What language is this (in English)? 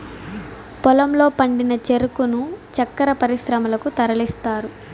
Telugu